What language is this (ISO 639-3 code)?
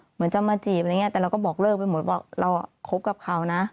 tha